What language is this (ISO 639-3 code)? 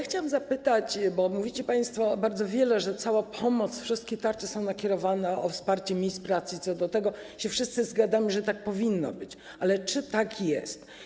pol